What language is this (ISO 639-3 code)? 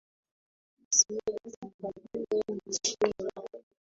swa